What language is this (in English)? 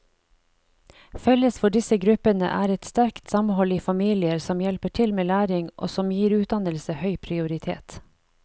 Norwegian